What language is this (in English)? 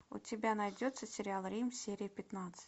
Russian